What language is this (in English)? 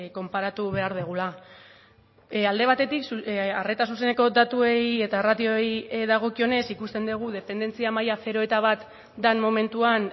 Basque